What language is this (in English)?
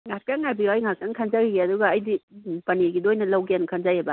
Manipuri